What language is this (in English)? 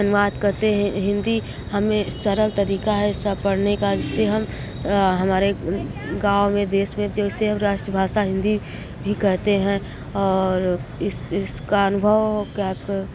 Hindi